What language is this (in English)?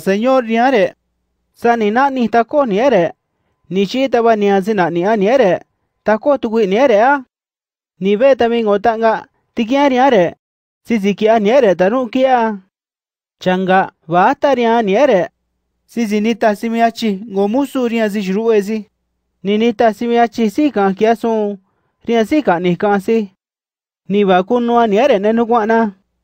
Japanese